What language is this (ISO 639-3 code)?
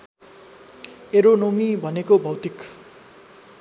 nep